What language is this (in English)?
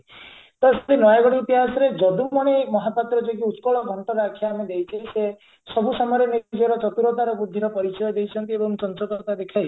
Odia